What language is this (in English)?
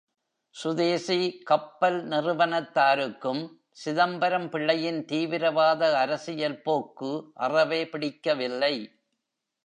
Tamil